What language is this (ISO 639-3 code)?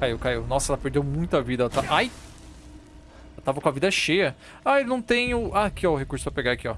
por